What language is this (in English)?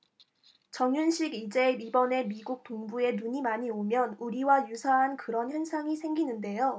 Korean